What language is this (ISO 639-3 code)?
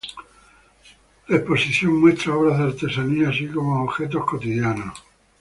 spa